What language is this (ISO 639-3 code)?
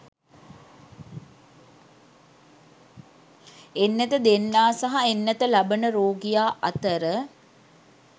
sin